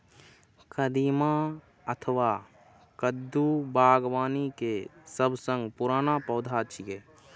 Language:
Maithili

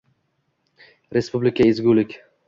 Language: Uzbek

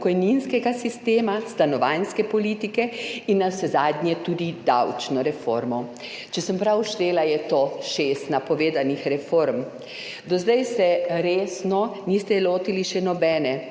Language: Slovenian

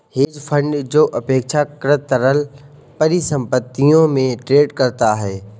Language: Hindi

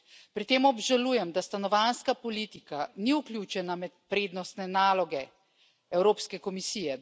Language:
Slovenian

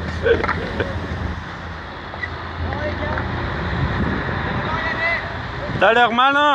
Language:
French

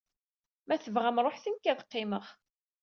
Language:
Kabyle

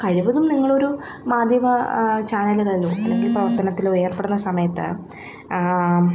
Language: Malayalam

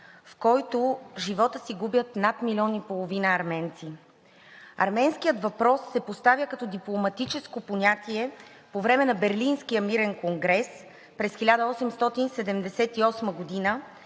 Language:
Bulgarian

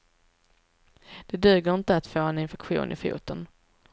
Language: Swedish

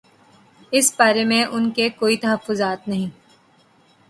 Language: Urdu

